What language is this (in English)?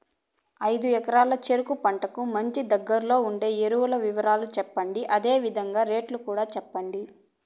Telugu